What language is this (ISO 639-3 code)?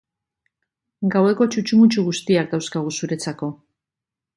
eus